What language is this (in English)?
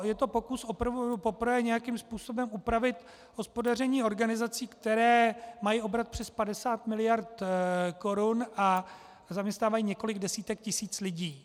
Czech